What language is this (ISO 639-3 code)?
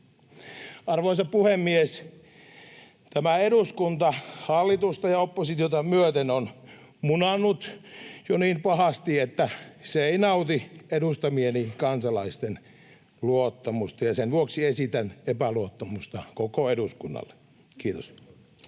fin